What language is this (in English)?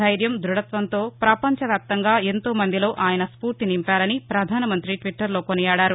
Telugu